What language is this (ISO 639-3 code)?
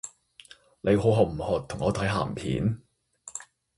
yue